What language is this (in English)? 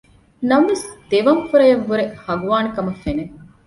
Divehi